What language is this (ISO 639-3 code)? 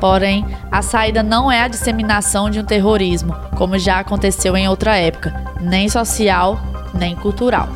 por